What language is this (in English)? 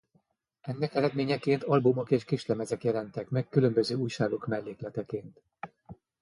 Hungarian